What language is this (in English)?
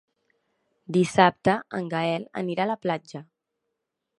Catalan